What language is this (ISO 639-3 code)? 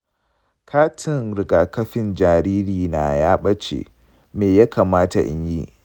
hau